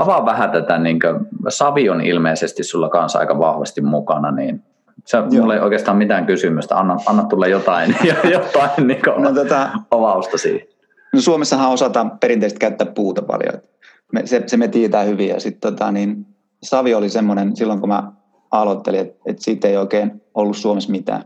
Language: Finnish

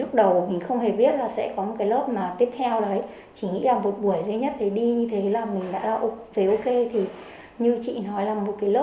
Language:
Vietnamese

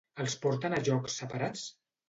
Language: Catalan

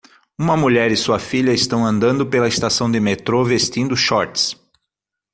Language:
Portuguese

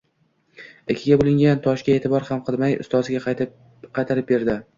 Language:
Uzbek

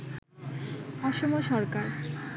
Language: Bangla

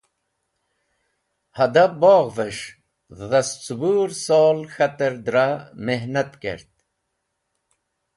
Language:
Wakhi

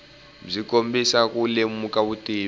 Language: Tsonga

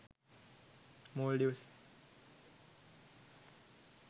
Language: Sinhala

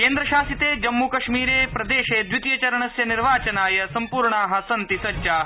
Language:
Sanskrit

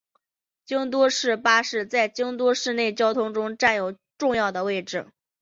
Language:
Chinese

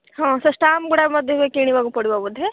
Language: Odia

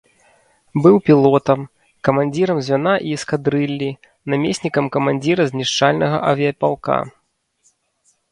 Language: Belarusian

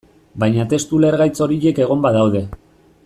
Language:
Basque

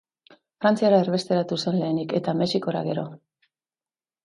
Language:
Basque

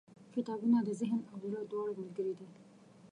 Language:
Pashto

